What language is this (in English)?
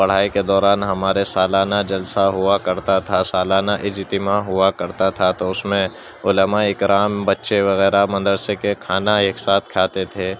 Urdu